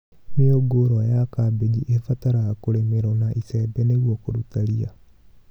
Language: Kikuyu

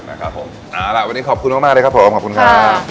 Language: Thai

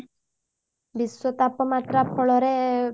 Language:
Odia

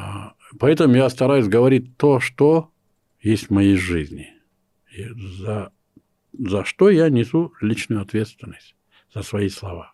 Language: Russian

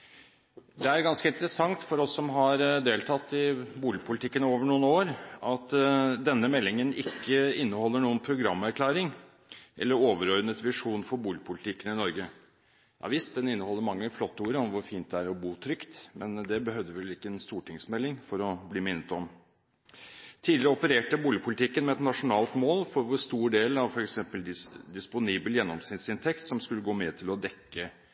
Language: Norwegian Bokmål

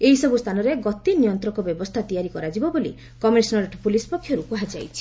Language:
Odia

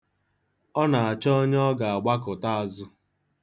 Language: Igbo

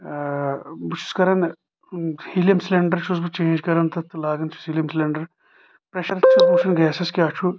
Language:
Kashmiri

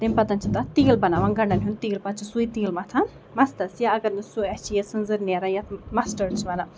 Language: Kashmiri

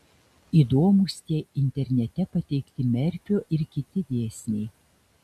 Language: Lithuanian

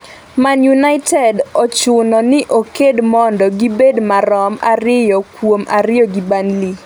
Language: Luo (Kenya and Tanzania)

